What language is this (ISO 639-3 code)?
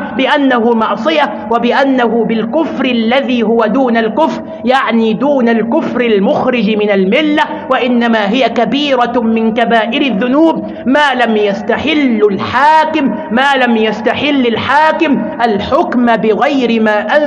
ara